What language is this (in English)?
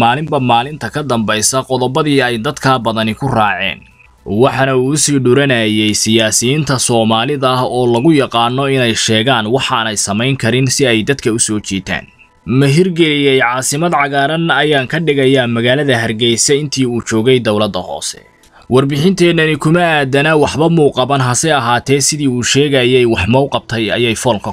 Arabic